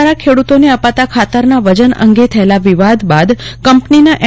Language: Gujarati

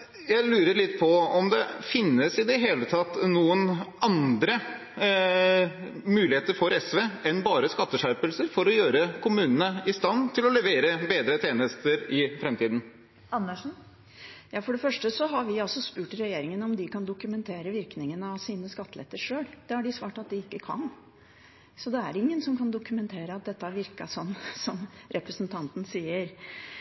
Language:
Norwegian Bokmål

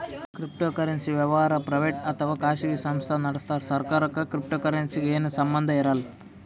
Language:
Kannada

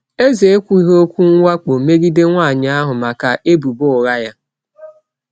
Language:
Igbo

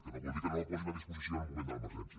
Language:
Catalan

